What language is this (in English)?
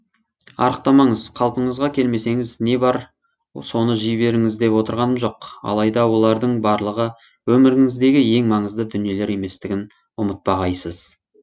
Kazakh